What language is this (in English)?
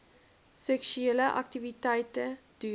Afrikaans